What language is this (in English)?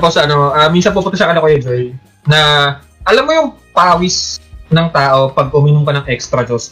Filipino